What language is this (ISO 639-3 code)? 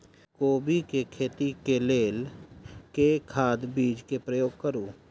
mai